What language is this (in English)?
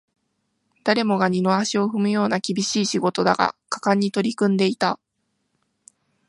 Japanese